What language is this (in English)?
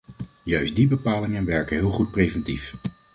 Dutch